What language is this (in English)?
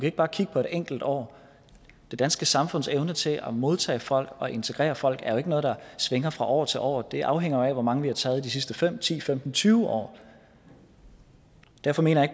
Danish